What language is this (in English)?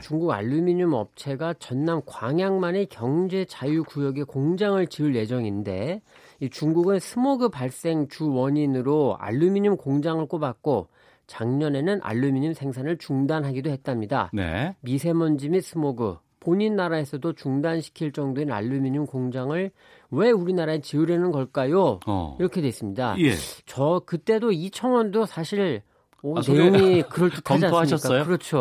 Korean